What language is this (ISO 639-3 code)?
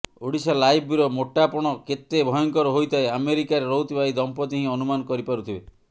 ori